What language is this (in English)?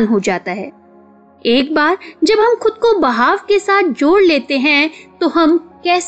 Hindi